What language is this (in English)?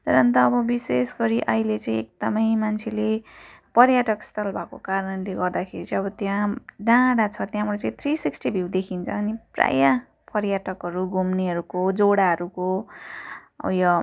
Nepali